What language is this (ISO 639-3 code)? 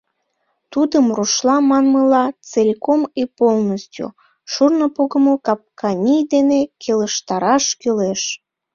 chm